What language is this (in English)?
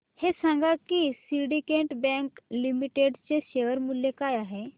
Marathi